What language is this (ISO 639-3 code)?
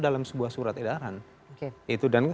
ind